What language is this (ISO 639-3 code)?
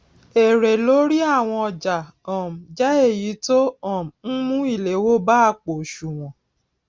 yor